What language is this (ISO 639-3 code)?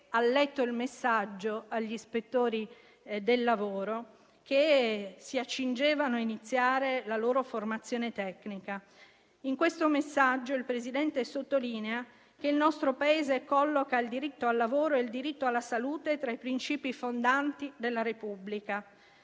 ita